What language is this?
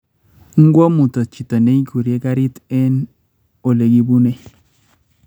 Kalenjin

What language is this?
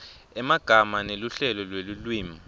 Swati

